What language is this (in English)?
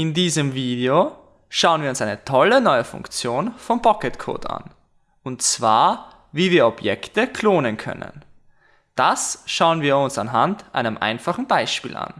German